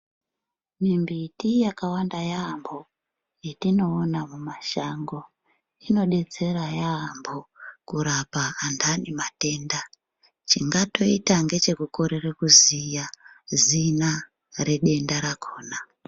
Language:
Ndau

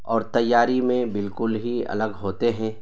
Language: Urdu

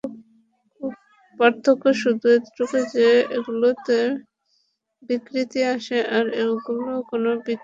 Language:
Bangla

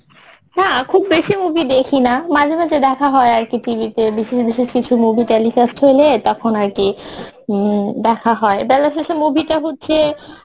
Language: Bangla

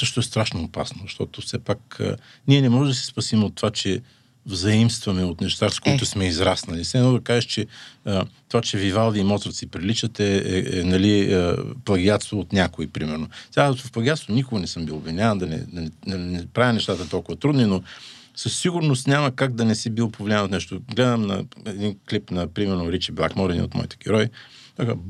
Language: Bulgarian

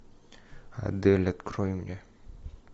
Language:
Russian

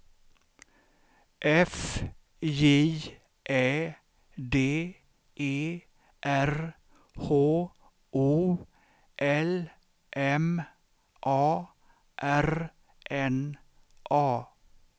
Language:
Swedish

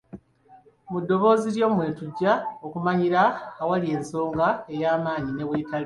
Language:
Ganda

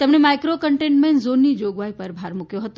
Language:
Gujarati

